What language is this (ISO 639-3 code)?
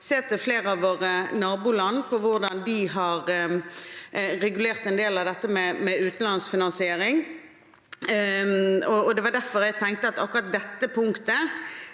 nor